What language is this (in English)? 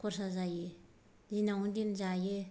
Bodo